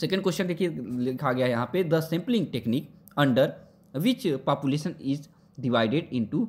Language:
Hindi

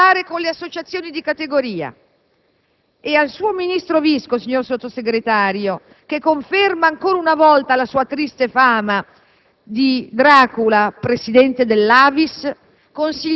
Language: Italian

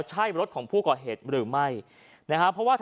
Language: Thai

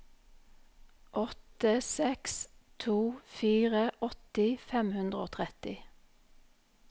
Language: Norwegian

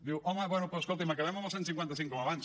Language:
Catalan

